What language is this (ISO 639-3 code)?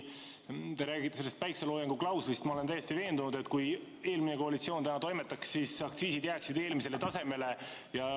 est